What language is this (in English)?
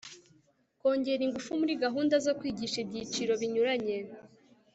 Kinyarwanda